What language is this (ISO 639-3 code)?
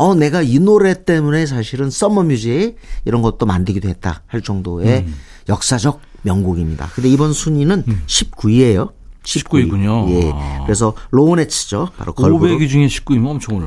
kor